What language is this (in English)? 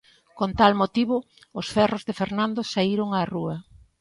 Galician